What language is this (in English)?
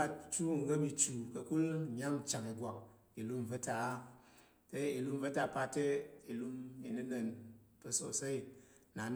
Tarok